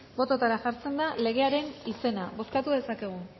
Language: Basque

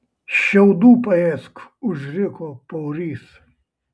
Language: Lithuanian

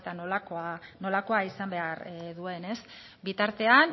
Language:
Basque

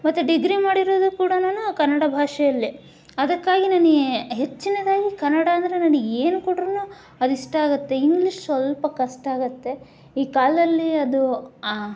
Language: Kannada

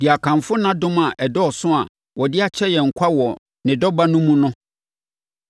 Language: Akan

